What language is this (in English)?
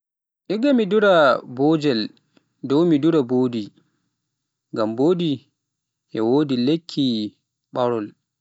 Pular